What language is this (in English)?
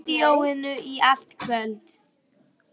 Icelandic